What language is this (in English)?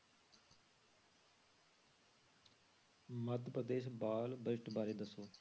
Punjabi